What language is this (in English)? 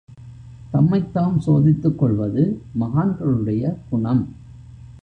Tamil